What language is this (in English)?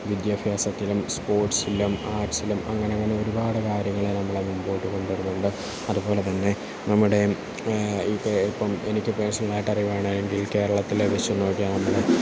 Malayalam